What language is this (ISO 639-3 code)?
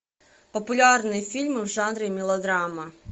rus